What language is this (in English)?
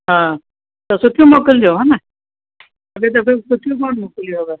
Sindhi